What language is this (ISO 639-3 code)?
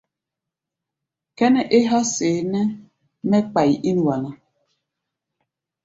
gba